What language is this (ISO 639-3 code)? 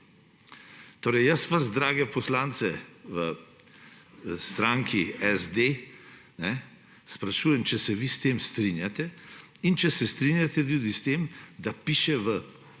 slv